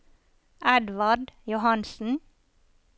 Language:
Norwegian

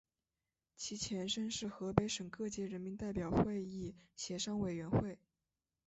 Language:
Chinese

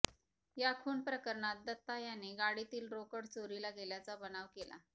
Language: Marathi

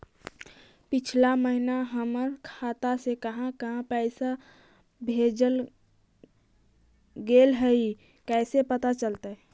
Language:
Magahi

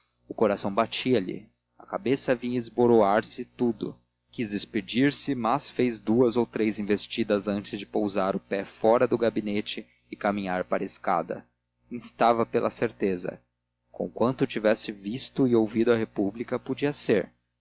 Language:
Portuguese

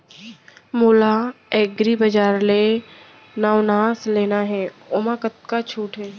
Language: Chhattisgarhi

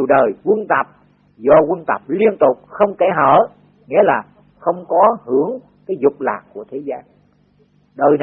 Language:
Vietnamese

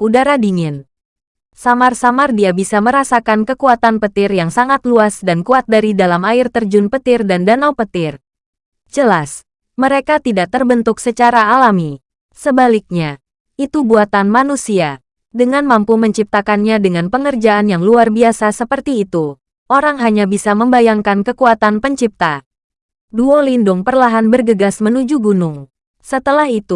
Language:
Indonesian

